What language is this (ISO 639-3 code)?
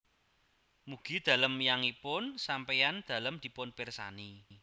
jav